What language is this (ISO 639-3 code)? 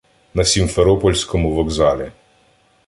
ukr